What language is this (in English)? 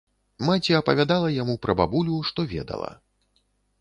Belarusian